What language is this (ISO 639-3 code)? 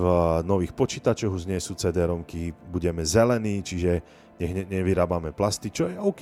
slk